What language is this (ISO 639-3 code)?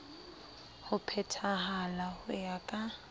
sot